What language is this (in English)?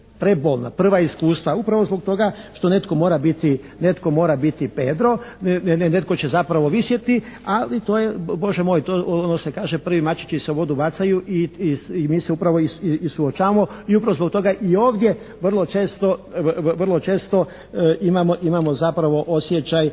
Croatian